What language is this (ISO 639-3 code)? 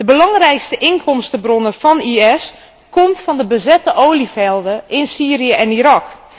nld